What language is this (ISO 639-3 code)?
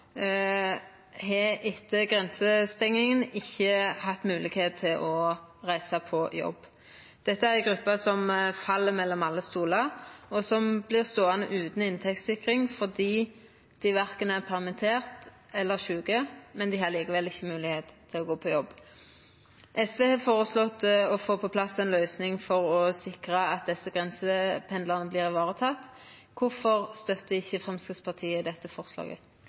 nno